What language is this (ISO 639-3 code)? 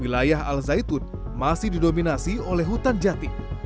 ind